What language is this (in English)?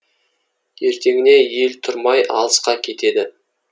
Kazakh